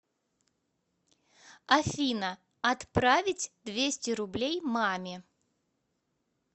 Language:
Russian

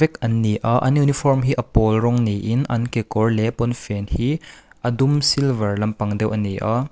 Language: Mizo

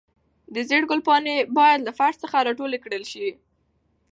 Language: Pashto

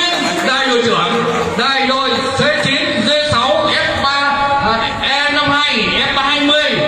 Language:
Vietnamese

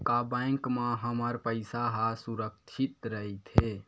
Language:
Chhattisgarhi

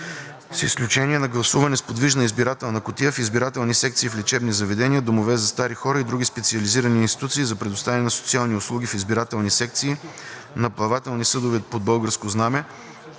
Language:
Bulgarian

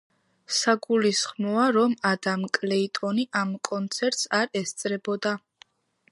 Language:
Georgian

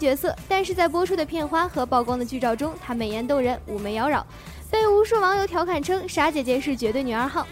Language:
Chinese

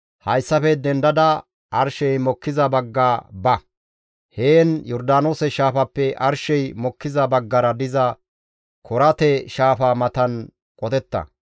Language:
Gamo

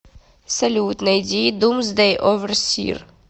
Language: Russian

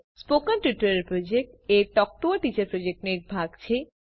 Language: Gujarati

